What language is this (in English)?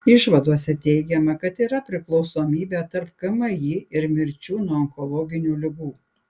Lithuanian